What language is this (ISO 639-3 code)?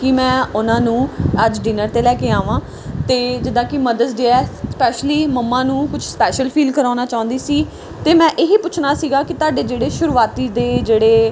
pan